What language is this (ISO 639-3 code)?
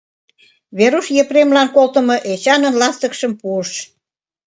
chm